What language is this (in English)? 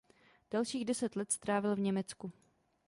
Czech